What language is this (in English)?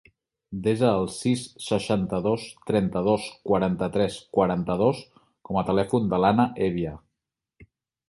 Catalan